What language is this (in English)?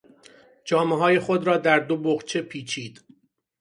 Persian